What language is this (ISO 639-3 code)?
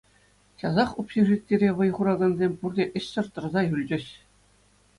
chv